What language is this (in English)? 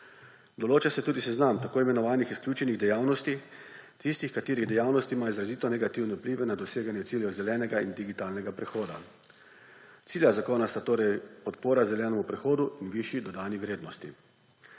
Slovenian